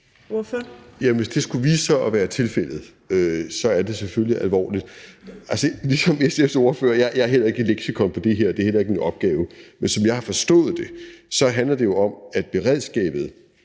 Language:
Danish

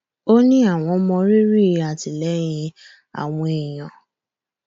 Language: Yoruba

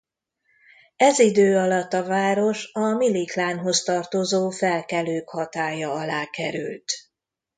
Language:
Hungarian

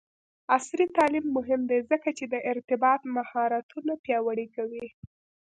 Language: Pashto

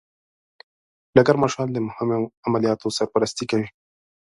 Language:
Pashto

